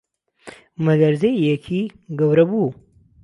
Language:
Central Kurdish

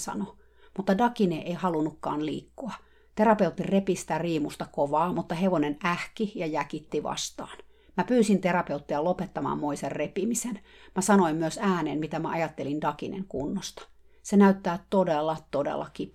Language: Finnish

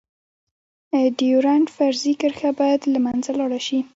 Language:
Pashto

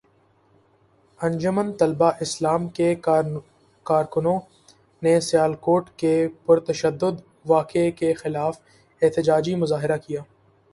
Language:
Urdu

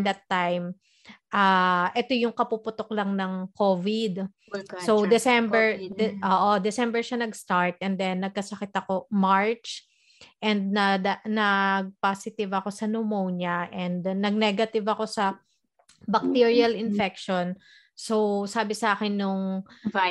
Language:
Filipino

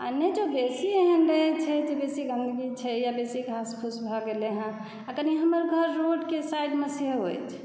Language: Maithili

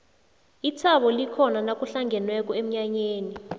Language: South Ndebele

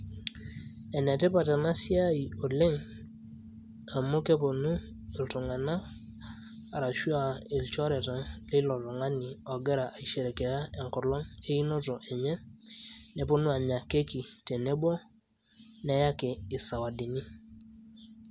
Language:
Masai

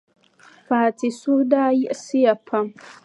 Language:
Dagbani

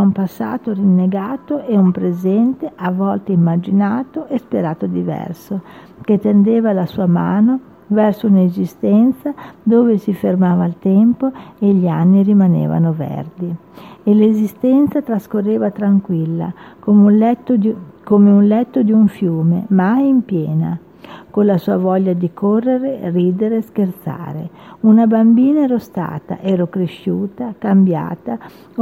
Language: Italian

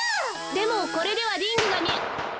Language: Japanese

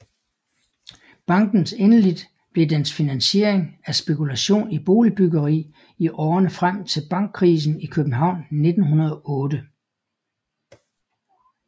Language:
Danish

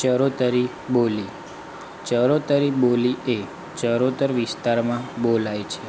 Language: Gujarati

